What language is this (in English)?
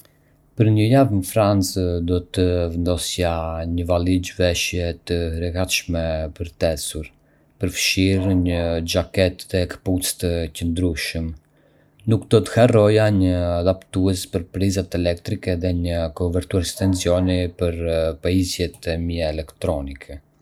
Arbëreshë Albanian